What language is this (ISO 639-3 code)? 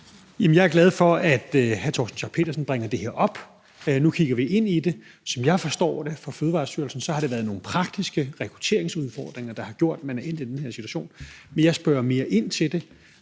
dan